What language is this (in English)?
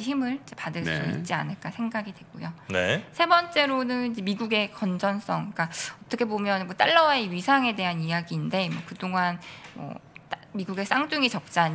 Korean